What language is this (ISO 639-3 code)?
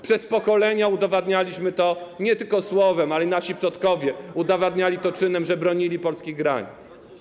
pol